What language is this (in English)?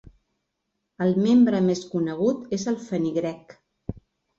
Catalan